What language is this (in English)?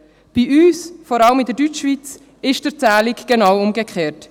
Swiss German